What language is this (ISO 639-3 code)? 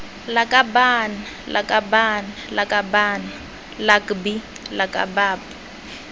tsn